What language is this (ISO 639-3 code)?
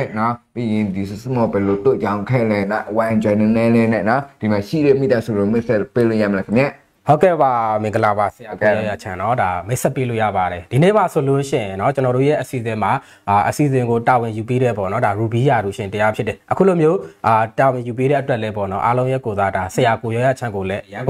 tha